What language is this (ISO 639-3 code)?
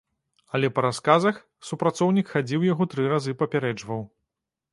bel